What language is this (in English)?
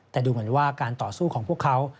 Thai